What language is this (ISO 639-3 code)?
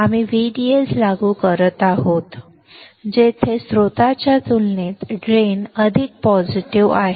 mar